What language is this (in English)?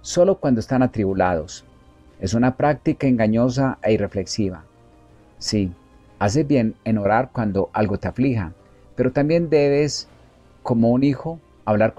Spanish